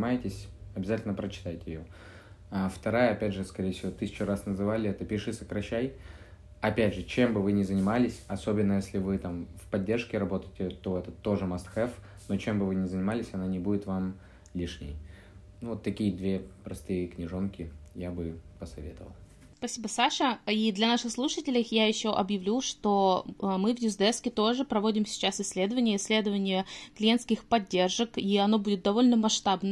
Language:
Russian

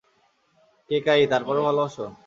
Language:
Bangla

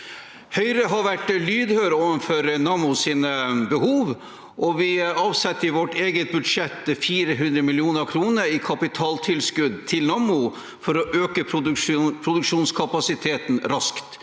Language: Norwegian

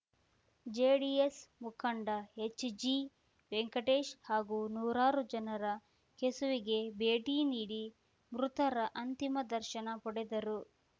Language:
Kannada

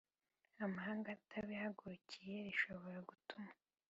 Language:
Kinyarwanda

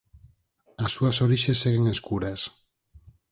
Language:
Galician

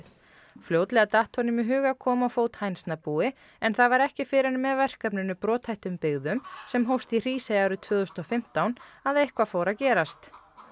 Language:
Icelandic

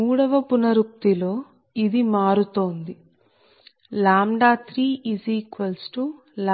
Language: Telugu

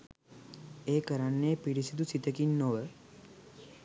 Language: Sinhala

